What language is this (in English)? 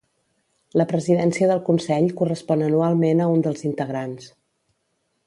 Catalan